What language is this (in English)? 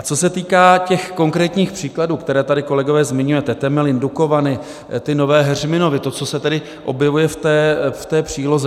Czech